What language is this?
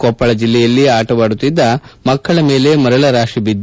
Kannada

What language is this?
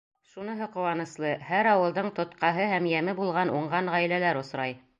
Bashkir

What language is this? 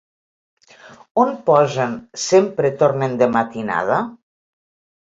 Catalan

